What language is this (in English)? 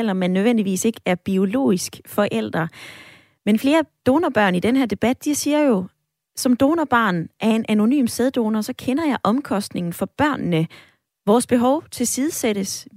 Danish